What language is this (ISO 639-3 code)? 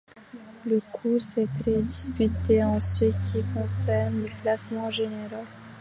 fra